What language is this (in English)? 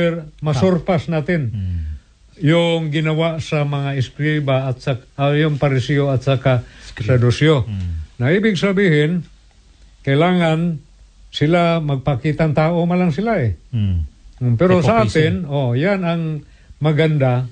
Filipino